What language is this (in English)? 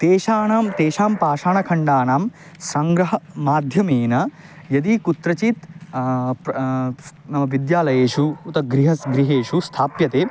Sanskrit